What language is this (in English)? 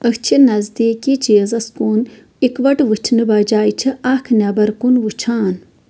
Kashmiri